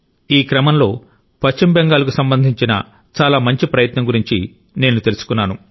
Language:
Telugu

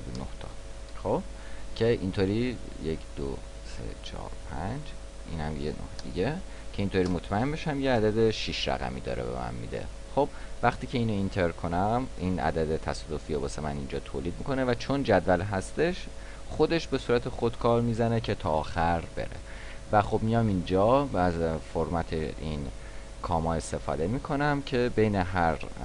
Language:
Persian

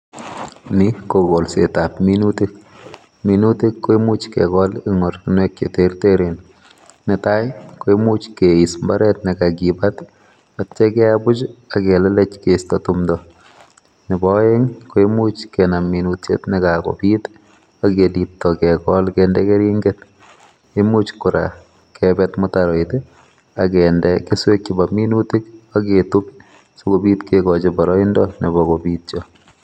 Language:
Kalenjin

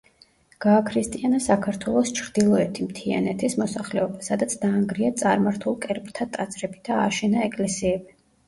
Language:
Georgian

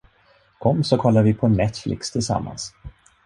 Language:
Swedish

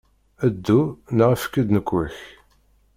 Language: Kabyle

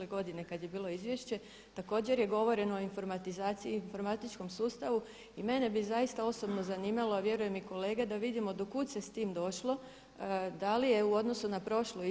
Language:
Croatian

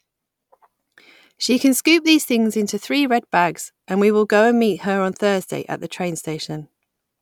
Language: English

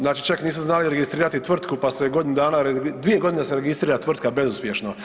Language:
Croatian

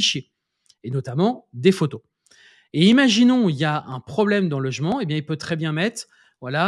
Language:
French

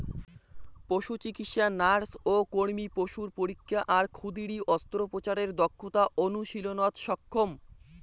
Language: Bangla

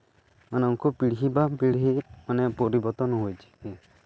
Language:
Santali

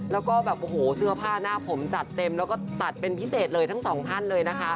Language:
Thai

